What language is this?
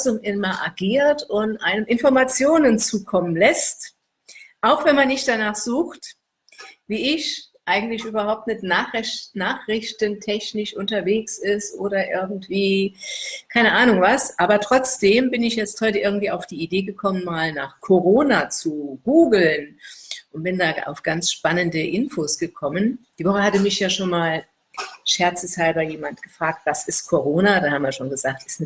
German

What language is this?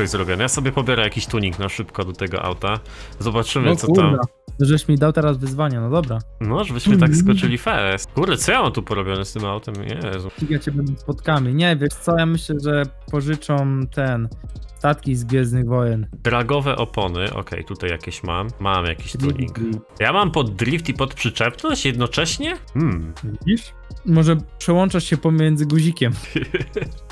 Polish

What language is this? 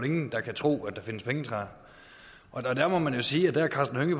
Danish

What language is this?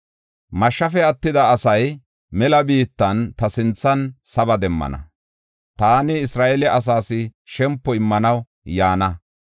Gofa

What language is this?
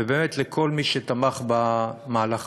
Hebrew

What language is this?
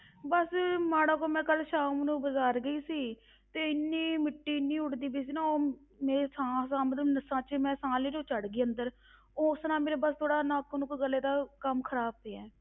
Punjabi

